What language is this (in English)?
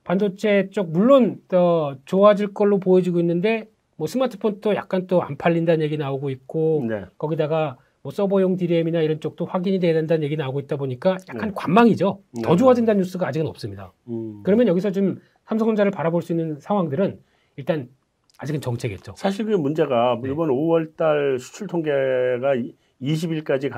Korean